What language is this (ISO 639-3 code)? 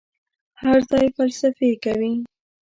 pus